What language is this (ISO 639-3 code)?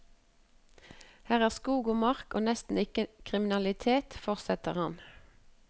nor